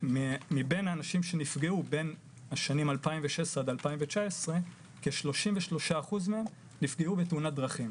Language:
Hebrew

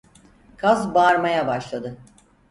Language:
Turkish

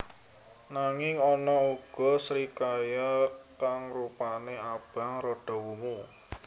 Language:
Javanese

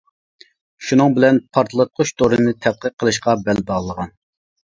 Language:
Uyghur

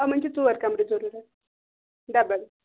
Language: Kashmiri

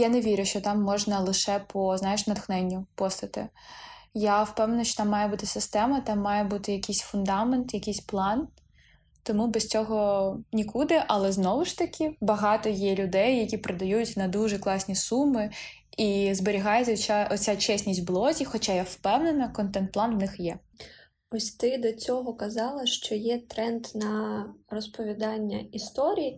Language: Ukrainian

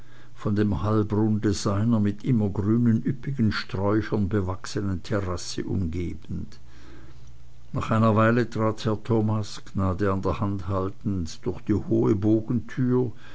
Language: German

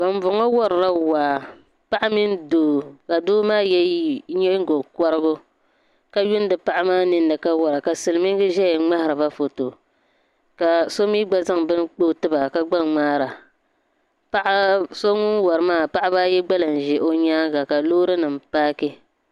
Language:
Dagbani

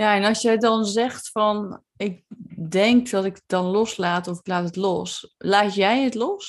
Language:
Dutch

